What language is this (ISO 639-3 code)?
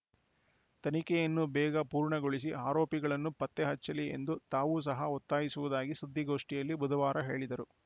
kan